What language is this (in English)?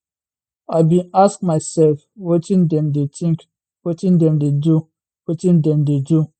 Nigerian Pidgin